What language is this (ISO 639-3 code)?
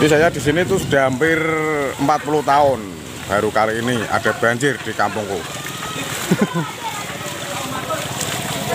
ind